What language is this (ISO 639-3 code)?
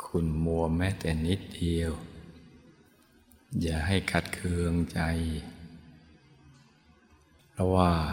tha